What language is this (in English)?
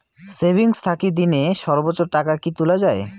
Bangla